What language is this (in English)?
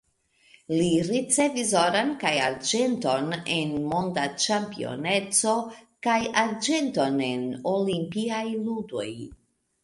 Esperanto